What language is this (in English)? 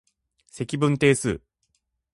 Japanese